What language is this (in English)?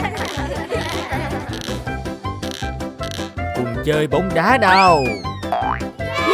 Vietnamese